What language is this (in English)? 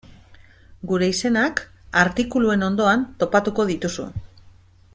Basque